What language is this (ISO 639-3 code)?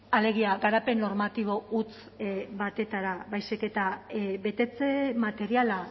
eus